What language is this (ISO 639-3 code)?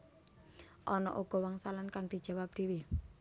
jav